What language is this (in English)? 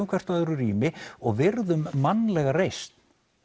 Icelandic